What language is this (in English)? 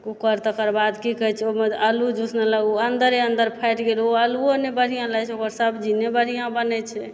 Maithili